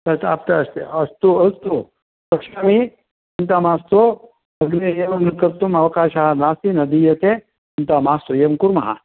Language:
Sanskrit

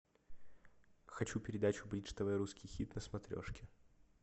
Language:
Russian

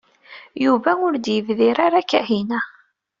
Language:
Kabyle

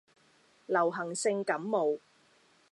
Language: Cantonese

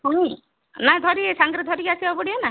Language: Odia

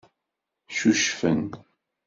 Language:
Kabyle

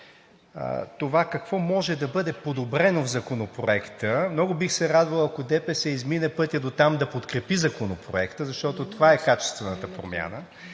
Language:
Bulgarian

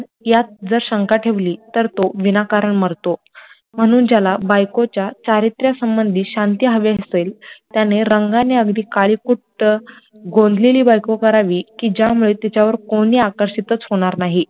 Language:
Marathi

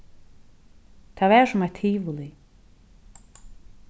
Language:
Faroese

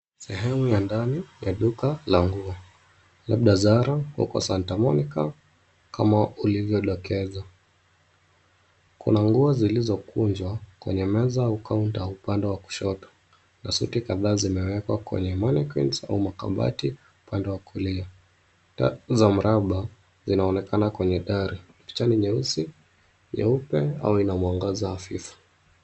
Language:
Swahili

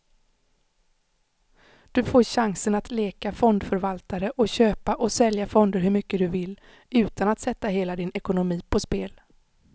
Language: Swedish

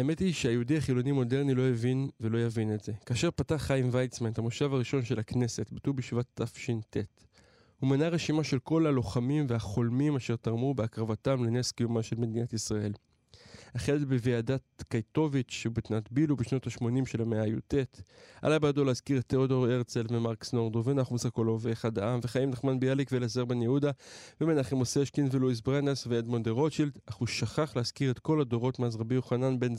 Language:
Hebrew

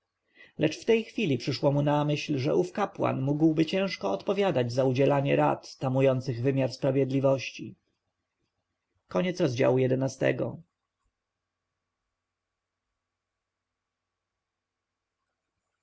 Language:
Polish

